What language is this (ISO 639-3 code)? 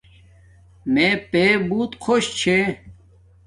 dmk